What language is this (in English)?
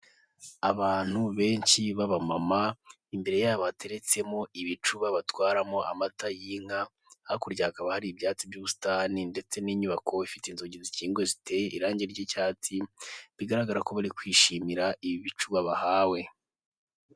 Kinyarwanda